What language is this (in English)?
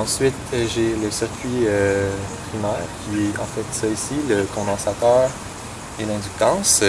French